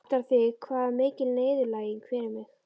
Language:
Icelandic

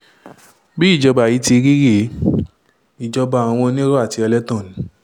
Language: Yoruba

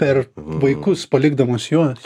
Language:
Lithuanian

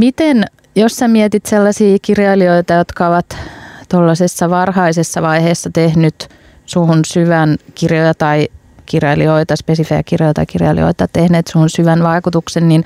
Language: Finnish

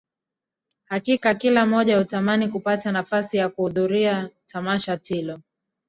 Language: Swahili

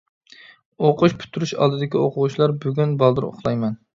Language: Uyghur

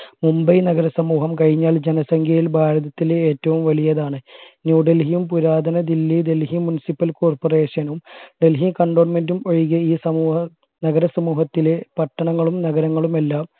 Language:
Malayalam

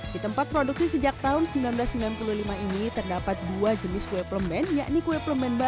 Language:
Indonesian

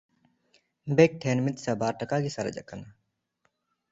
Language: Santali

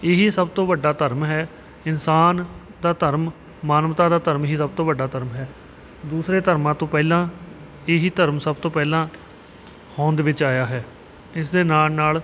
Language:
Punjabi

